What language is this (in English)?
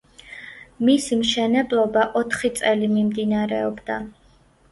Georgian